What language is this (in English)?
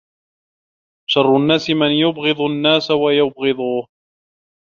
Arabic